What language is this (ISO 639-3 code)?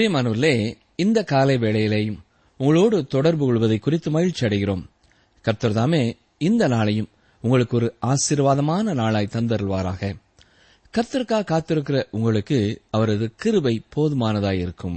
tam